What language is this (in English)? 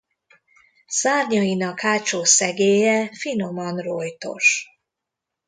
Hungarian